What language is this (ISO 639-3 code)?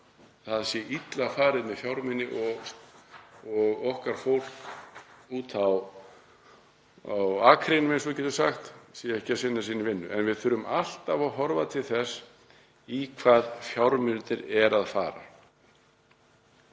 isl